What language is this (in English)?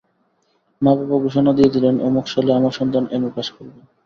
Bangla